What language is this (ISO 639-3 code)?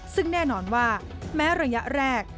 tha